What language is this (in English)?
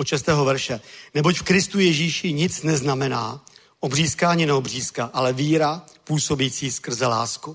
Czech